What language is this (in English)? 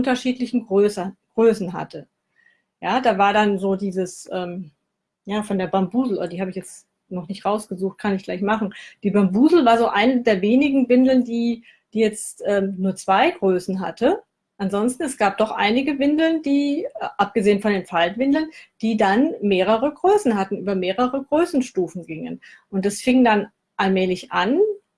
German